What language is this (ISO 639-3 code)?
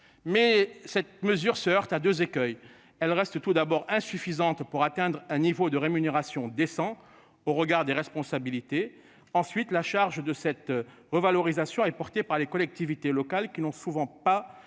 fra